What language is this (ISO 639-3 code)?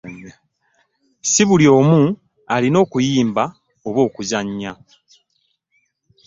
lug